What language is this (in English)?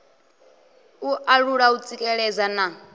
Venda